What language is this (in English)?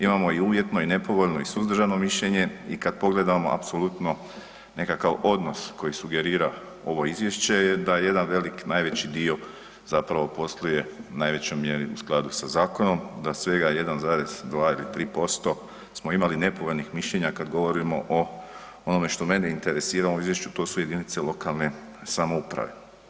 Croatian